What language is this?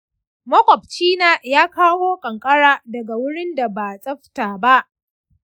Hausa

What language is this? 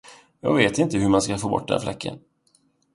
Swedish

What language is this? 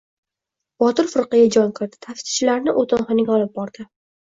Uzbek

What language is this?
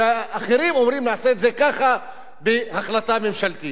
Hebrew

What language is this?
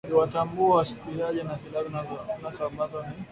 Swahili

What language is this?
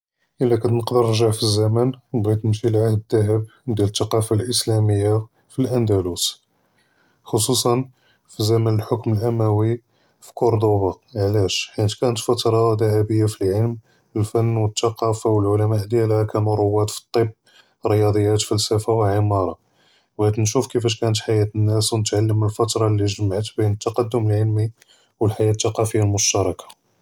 Judeo-Arabic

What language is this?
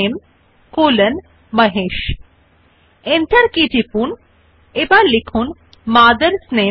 Bangla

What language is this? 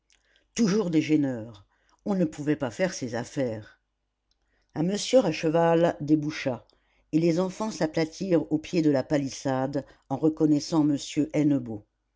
French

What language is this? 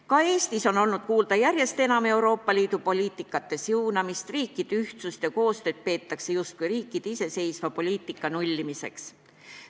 Estonian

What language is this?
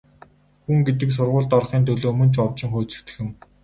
Mongolian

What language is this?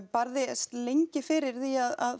Icelandic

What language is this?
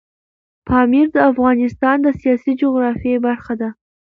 Pashto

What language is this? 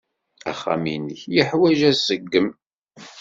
Kabyle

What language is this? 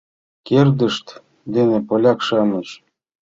Mari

